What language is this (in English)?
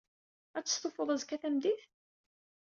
Kabyle